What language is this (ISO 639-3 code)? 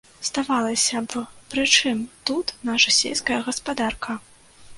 bel